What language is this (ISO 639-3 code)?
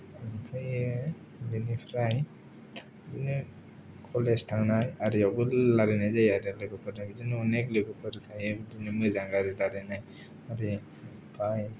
brx